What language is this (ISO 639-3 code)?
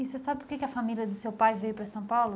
por